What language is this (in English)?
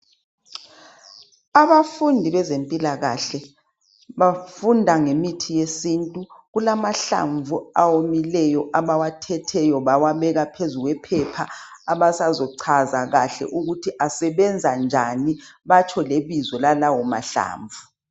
North Ndebele